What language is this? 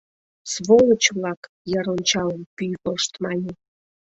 Mari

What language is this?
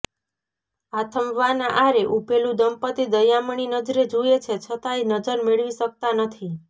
Gujarati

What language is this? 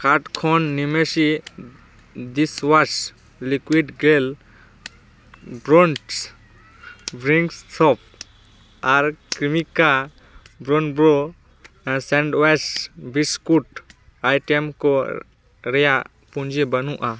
Santali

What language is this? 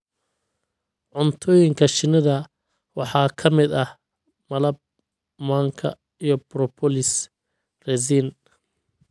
Somali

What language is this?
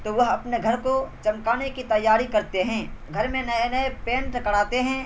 Urdu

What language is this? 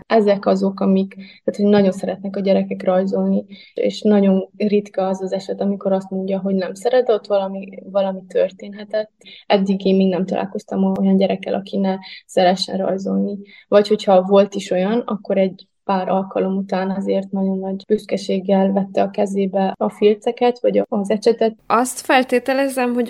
Hungarian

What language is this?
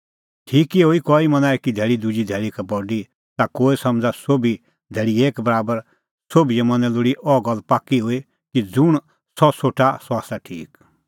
Kullu Pahari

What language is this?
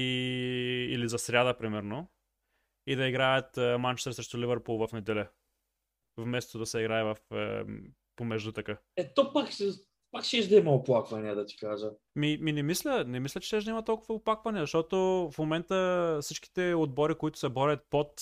Bulgarian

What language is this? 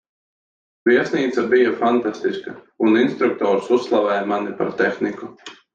Latvian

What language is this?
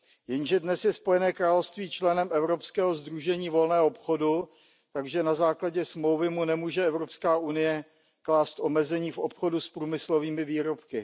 Czech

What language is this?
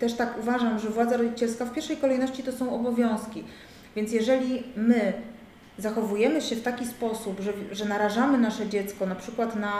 Polish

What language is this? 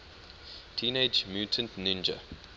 English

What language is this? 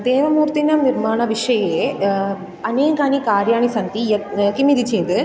Sanskrit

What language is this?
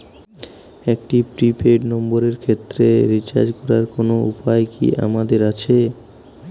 Bangla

